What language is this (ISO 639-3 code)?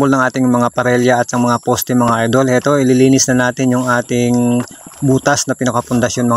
fil